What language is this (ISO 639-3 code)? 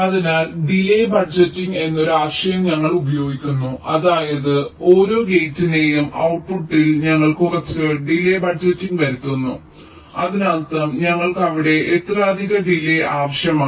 mal